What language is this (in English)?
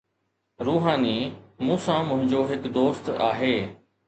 Sindhi